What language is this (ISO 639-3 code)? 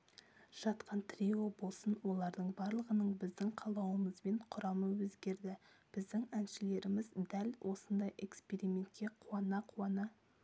kaz